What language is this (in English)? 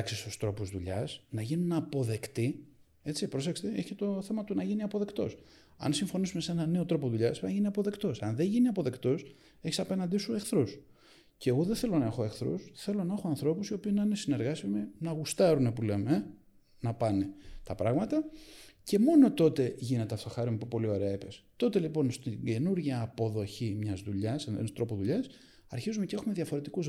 Greek